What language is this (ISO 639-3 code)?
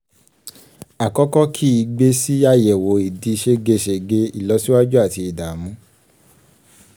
yor